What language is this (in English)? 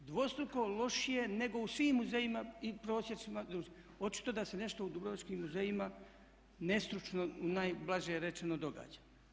Croatian